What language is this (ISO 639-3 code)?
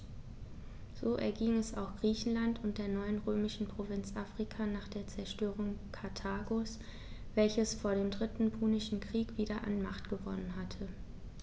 deu